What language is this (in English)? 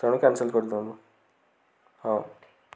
Odia